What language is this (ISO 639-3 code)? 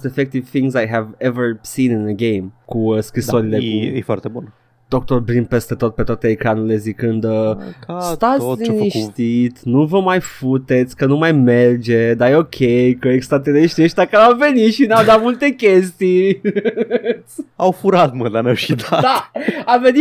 ron